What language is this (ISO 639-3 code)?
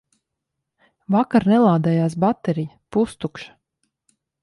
lav